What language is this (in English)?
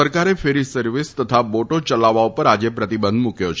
Gujarati